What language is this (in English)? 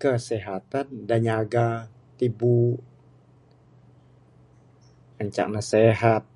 Bukar-Sadung Bidayuh